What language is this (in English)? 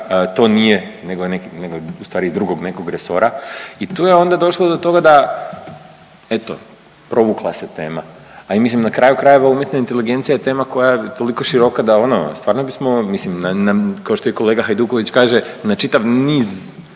Croatian